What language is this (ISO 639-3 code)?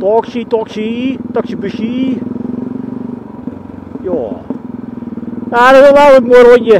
nld